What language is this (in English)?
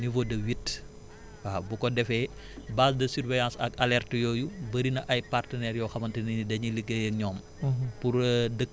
Wolof